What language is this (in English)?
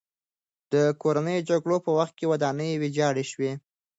Pashto